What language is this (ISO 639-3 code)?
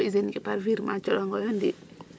srr